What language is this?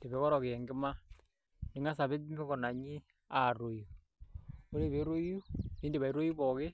Masai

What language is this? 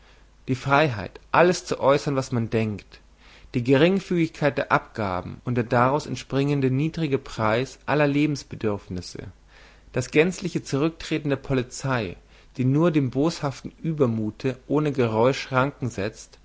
German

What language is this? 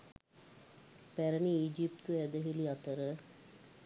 Sinhala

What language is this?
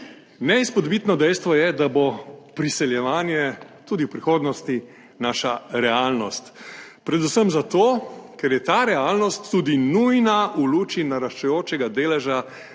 Slovenian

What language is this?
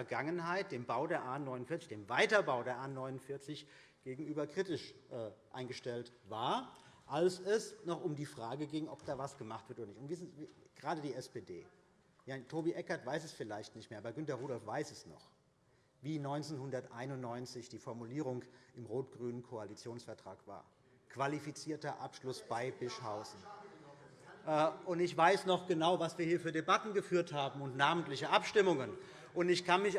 German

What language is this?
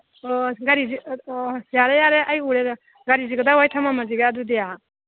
Manipuri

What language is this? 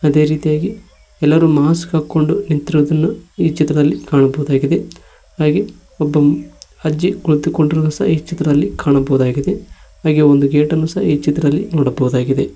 Kannada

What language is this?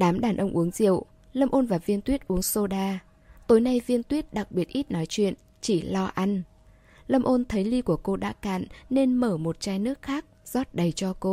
Vietnamese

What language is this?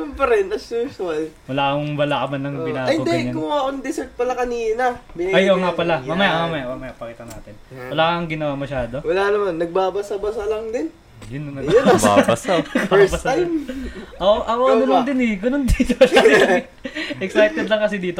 Filipino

